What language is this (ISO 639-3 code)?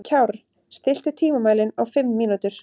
isl